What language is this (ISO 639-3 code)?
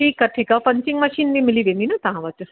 snd